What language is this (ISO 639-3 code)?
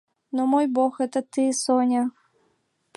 chm